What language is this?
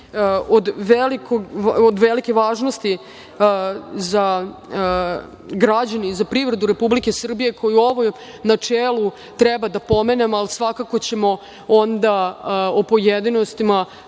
Serbian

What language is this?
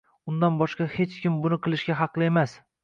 Uzbek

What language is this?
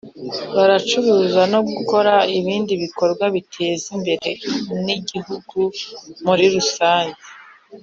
Kinyarwanda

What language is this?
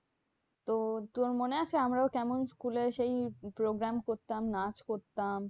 Bangla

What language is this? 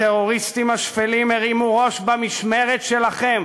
Hebrew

